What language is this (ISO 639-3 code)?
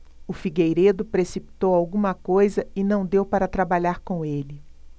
por